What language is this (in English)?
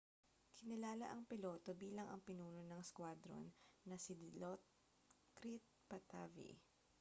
Filipino